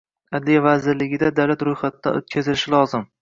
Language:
Uzbek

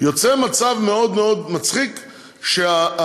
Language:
Hebrew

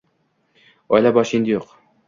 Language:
Uzbek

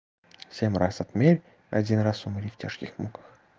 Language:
Russian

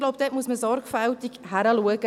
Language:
Swiss German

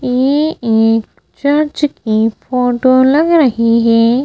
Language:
Hindi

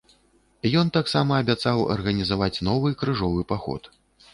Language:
Belarusian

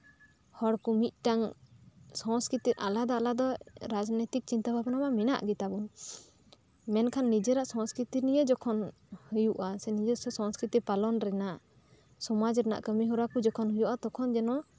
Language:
Santali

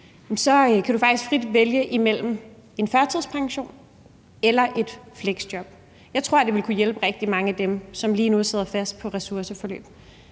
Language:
Danish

